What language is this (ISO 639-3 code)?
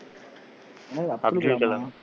tam